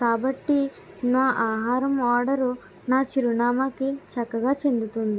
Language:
Telugu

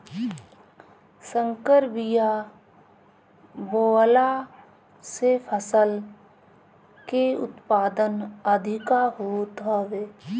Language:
Bhojpuri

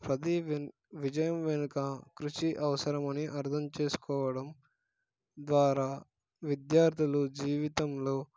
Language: Telugu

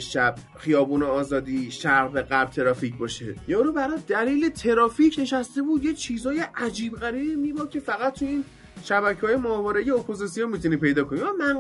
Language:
Persian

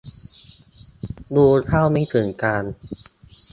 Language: Thai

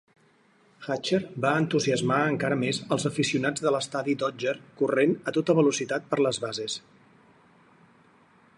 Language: Catalan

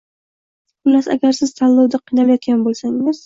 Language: Uzbek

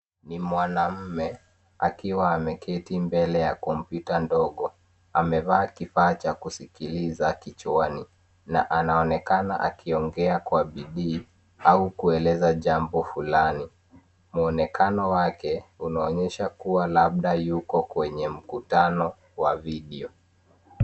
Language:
Swahili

